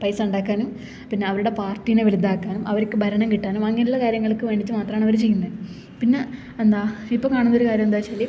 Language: Malayalam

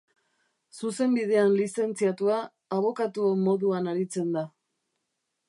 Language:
Basque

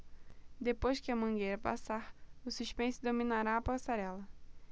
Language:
Portuguese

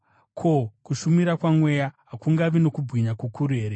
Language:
Shona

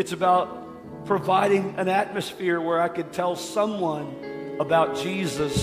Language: English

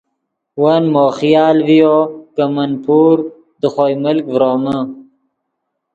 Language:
Yidgha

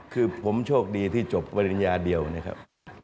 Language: Thai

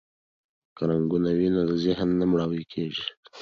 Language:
Pashto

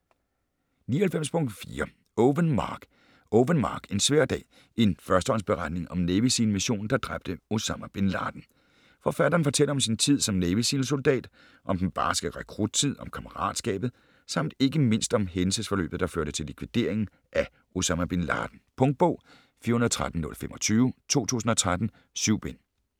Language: Danish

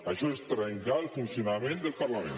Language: Catalan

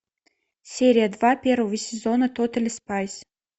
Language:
Russian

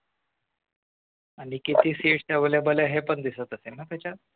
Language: Marathi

